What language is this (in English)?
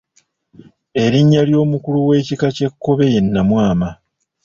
Ganda